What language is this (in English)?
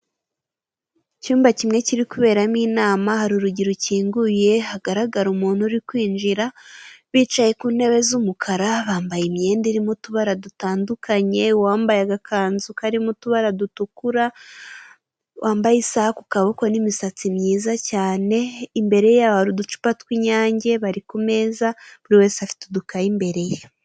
Kinyarwanda